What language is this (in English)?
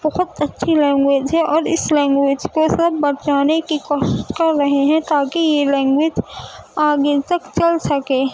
Urdu